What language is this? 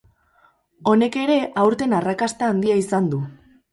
Basque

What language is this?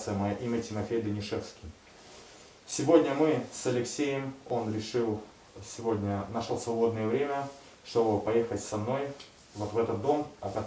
Russian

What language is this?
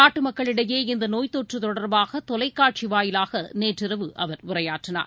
Tamil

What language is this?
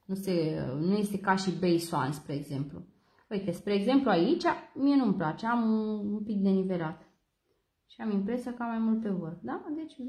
Romanian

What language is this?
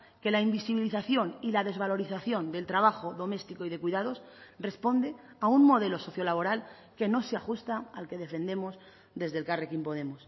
Spanish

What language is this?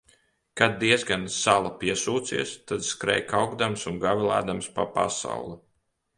Latvian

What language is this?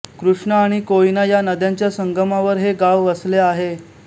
Marathi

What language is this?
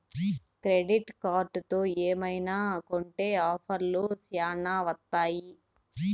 Telugu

